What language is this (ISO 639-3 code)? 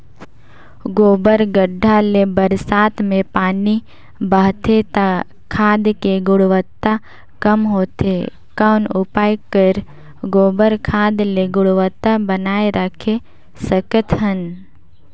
hne